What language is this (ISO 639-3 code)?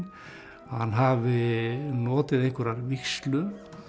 isl